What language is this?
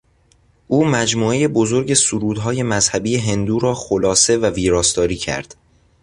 Persian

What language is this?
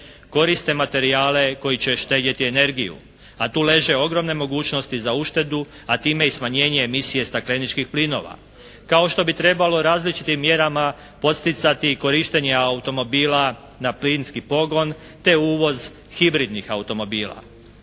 Croatian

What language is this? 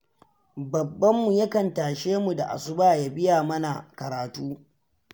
Hausa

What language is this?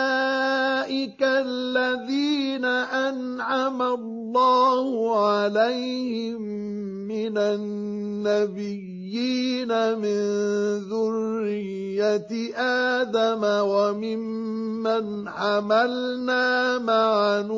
Arabic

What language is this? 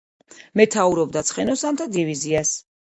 Georgian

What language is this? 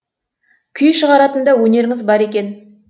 Kazakh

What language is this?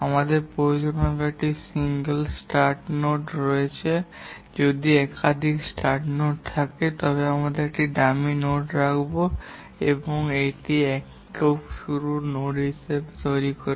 Bangla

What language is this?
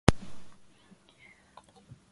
Japanese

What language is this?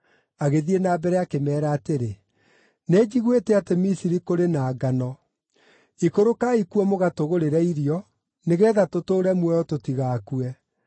Kikuyu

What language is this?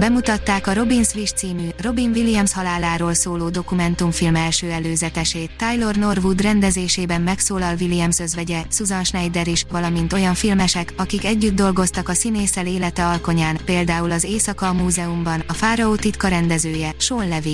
Hungarian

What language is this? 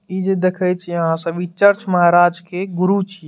Maithili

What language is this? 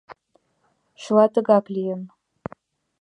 Mari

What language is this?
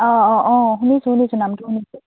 Assamese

